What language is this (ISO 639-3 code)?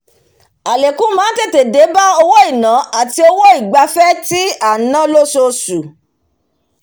yor